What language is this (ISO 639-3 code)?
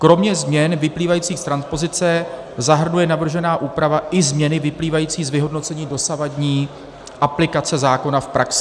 ces